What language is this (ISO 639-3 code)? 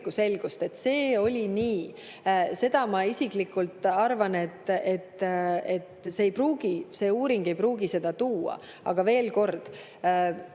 est